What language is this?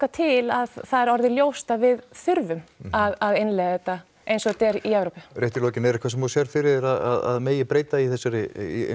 Icelandic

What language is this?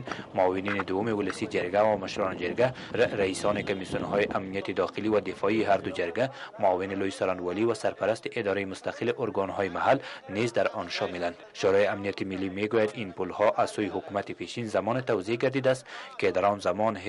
Persian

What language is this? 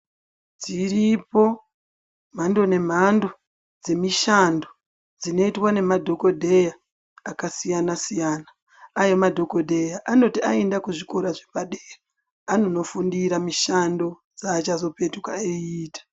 Ndau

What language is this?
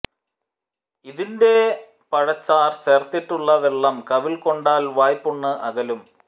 Malayalam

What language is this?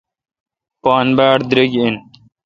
Kalkoti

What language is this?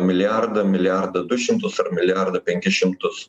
Lithuanian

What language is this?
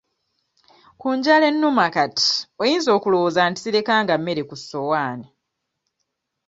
Ganda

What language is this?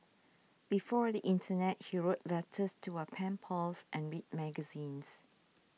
English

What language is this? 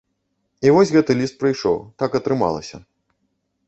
Belarusian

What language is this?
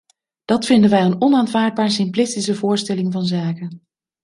Dutch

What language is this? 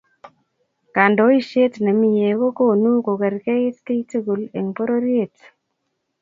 Kalenjin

